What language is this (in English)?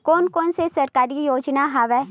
Chhattisgarhi